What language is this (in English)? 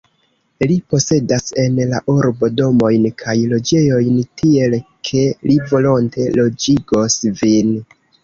Esperanto